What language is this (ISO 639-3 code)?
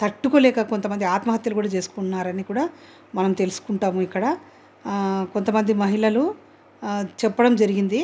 tel